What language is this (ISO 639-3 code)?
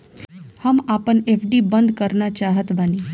bho